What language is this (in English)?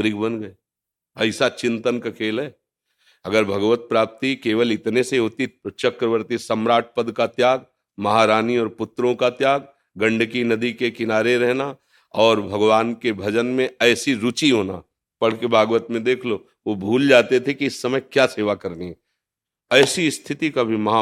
Hindi